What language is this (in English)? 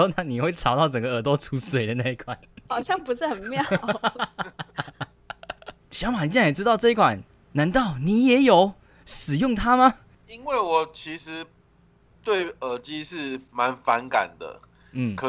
Chinese